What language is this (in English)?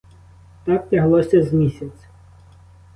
Ukrainian